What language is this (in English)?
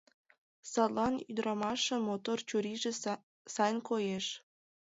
Mari